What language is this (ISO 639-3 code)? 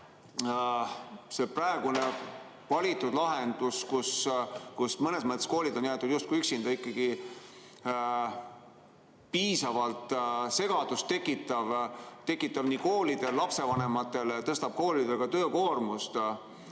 est